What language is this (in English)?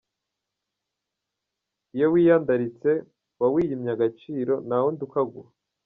Kinyarwanda